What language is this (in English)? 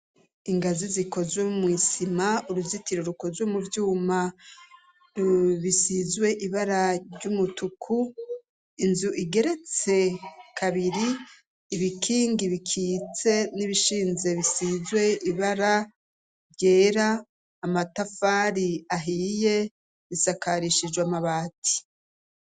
Rundi